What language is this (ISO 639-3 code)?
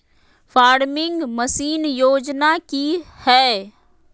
mag